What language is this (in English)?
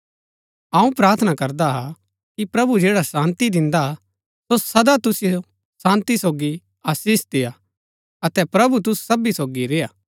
Gaddi